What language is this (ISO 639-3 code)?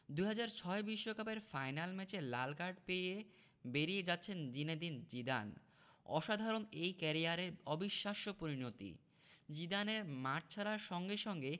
ben